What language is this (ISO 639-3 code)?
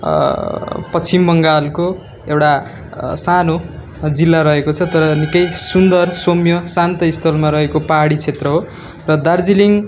nep